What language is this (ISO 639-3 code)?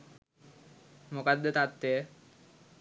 sin